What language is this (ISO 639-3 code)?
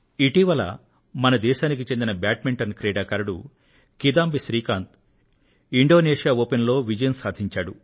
tel